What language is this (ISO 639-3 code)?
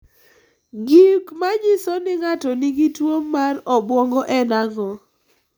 luo